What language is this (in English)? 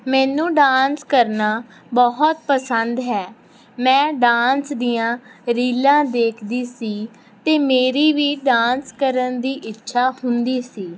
Punjabi